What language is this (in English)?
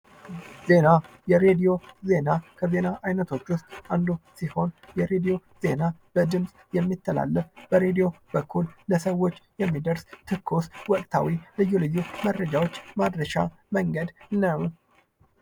Amharic